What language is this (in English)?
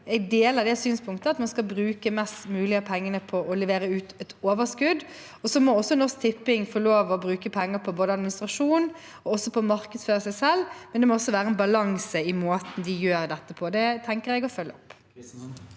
Norwegian